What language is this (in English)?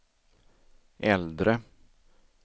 Swedish